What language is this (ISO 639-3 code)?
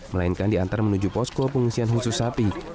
ind